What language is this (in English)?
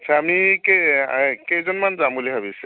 Assamese